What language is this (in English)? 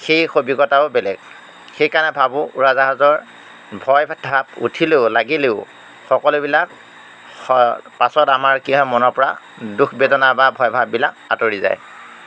Assamese